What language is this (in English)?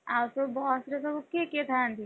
Odia